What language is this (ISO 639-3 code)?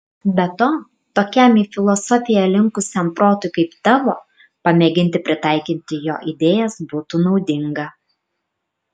lit